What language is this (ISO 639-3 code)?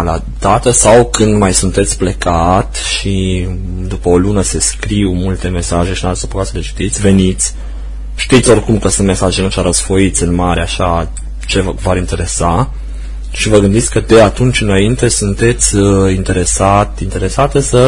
ron